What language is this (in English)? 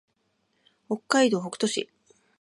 Japanese